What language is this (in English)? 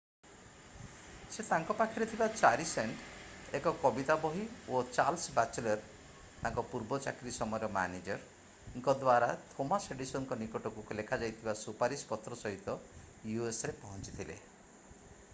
Odia